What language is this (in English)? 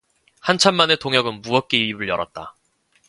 Korean